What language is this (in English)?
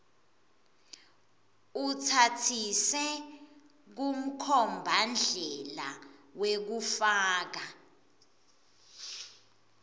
Swati